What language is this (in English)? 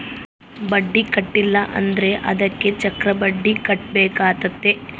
Kannada